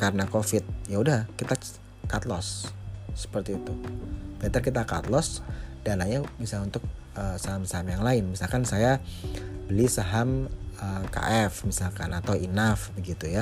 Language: Indonesian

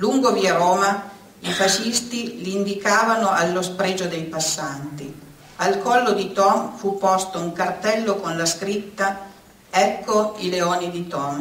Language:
Italian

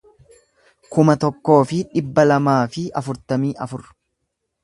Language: Oromo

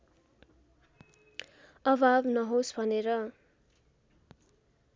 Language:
Nepali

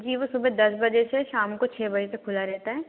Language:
Hindi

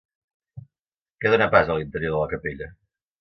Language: Catalan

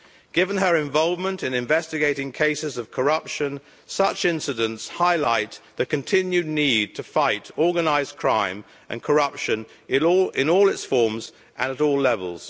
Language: English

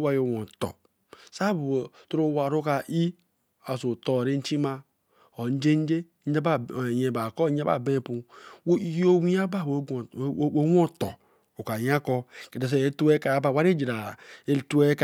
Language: Eleme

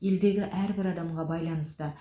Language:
Kazakh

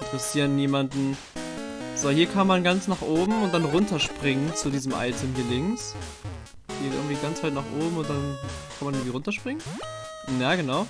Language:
German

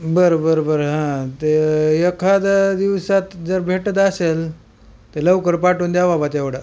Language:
Marathi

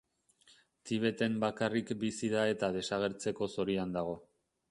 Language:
Basque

